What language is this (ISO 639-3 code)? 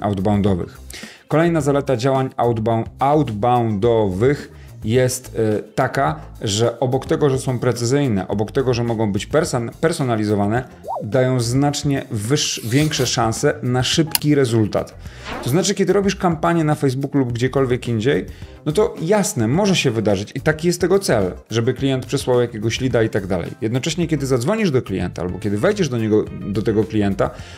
pol